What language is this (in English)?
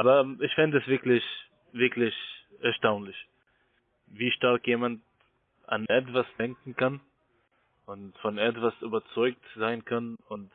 German